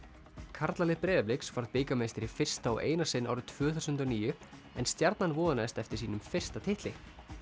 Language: Icelandic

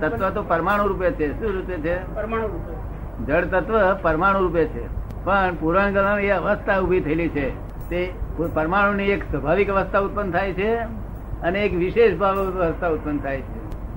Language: Gujarati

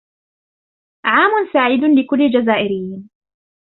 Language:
Arabic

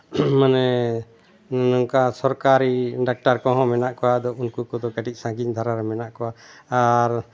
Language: Santali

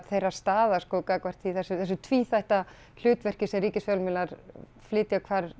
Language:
Icelandic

